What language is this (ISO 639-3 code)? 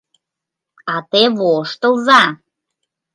chm